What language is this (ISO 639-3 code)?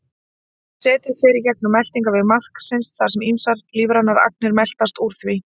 isl